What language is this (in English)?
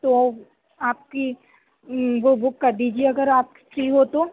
Urdu